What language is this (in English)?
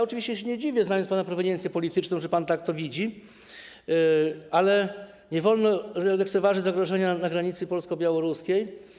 Polish